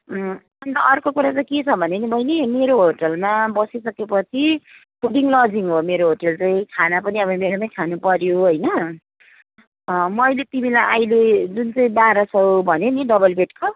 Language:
Nepali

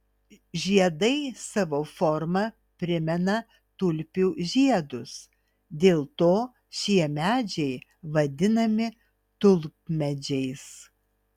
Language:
Lithuanian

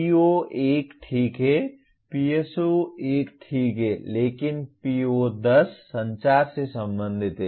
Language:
Hindi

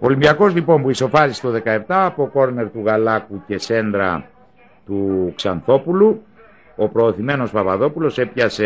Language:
Greek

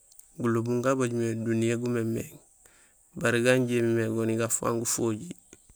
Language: Gusilay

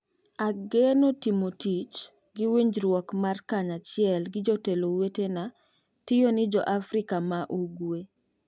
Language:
Luo (Kenya and Tanzania)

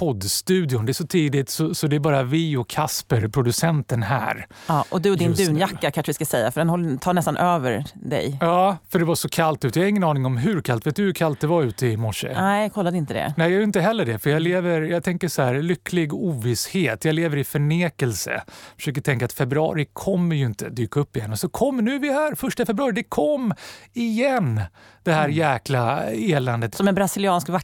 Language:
Swedish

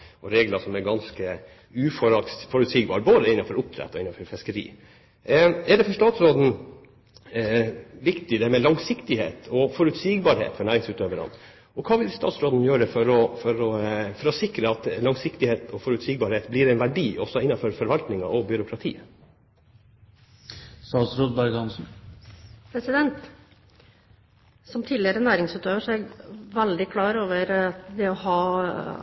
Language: Norwegian Bokmål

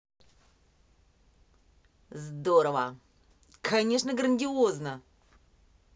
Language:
Russian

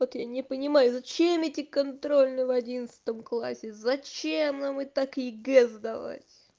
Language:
Russian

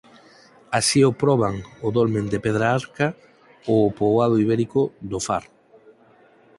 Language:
Galician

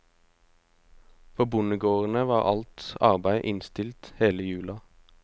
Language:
Norwegian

